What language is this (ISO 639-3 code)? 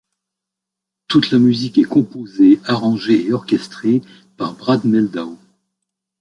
fra